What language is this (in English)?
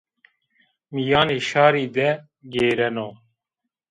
Zaza